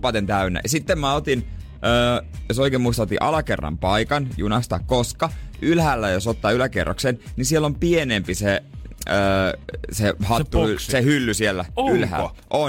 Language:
Finnish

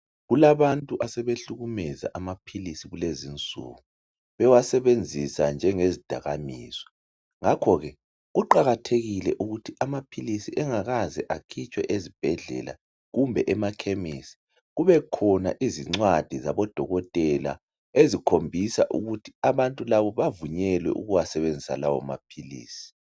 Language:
North Ndebele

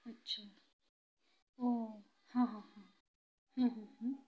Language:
Odia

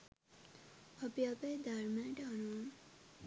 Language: Sinhala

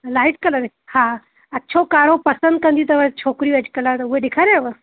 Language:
Sindhi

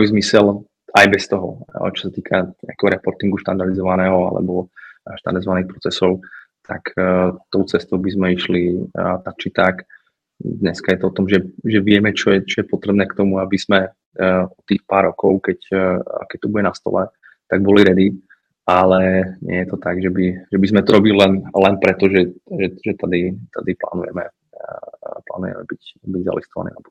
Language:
Czech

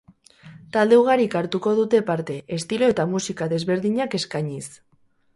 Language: Basque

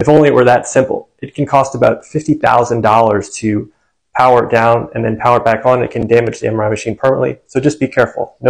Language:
English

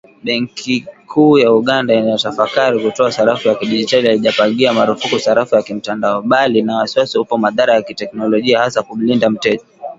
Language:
Swahili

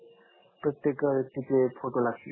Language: Marathi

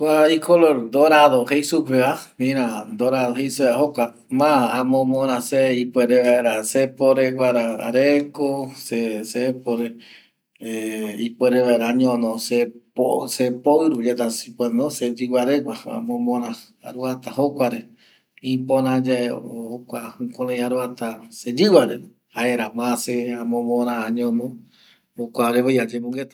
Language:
Eastern Bolivian Guaraní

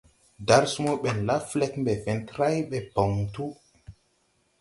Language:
Tupuri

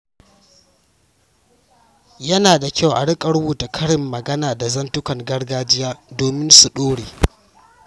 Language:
Hausa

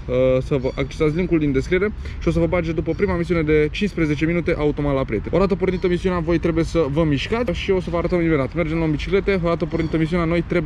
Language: Romanian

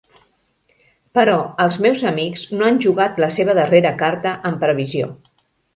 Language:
Catalan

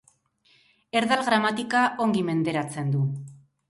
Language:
Basque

